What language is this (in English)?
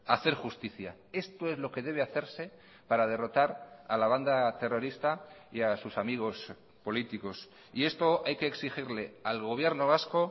Spanish